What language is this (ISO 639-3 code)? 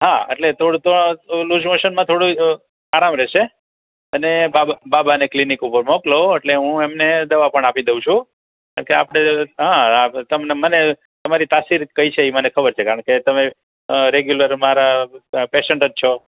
guj